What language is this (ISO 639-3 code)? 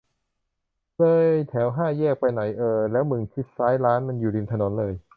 tha